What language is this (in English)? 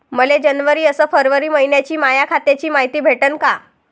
Marathi